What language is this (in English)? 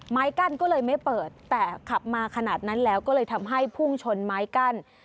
Thai